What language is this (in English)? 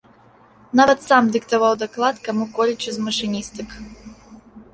Belarusian